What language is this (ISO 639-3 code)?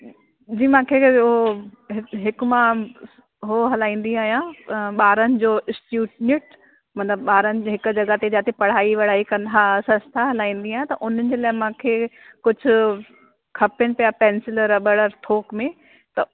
snd